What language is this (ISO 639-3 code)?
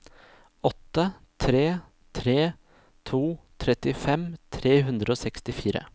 nor